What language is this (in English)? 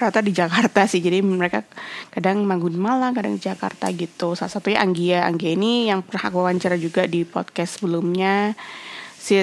Indonesian